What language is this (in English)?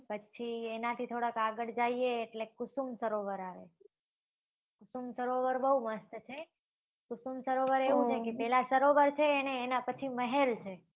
Gujarati